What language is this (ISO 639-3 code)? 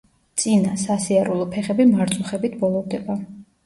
kat